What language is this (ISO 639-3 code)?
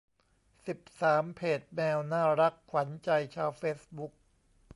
tha